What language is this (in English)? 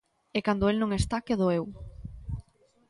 Galician